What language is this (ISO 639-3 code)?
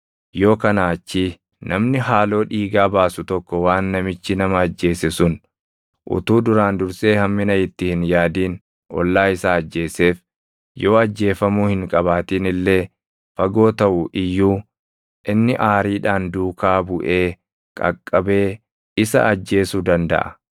orm